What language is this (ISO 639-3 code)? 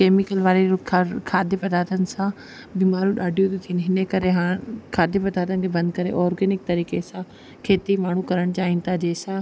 snd